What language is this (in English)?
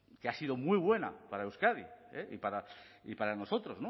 Spanish